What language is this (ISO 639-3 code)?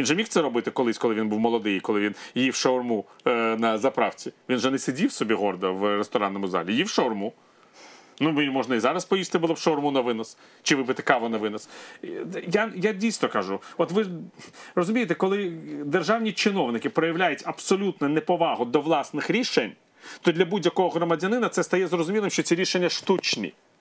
ukr